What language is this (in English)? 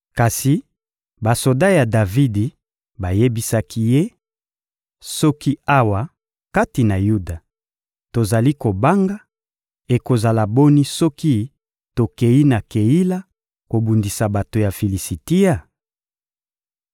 Lingala